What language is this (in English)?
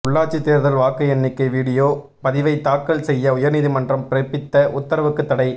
Tamil